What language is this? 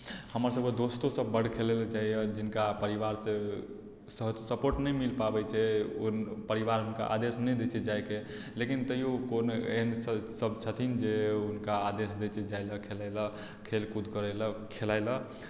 Maithili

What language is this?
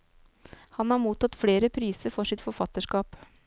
Norwegian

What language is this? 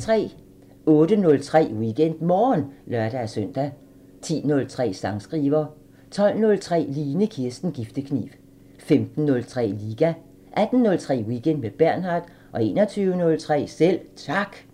Danish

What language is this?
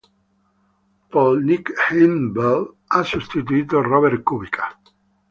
Italian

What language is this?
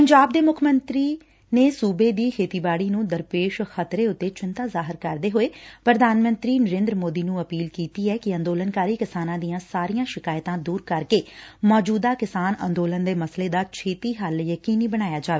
Punjabi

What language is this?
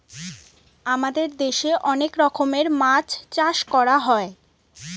Bangla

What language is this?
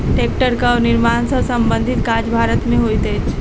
Maithili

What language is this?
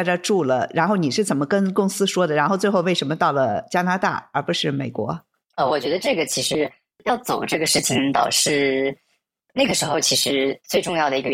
Chinese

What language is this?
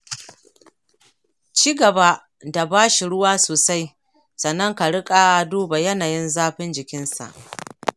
Hausa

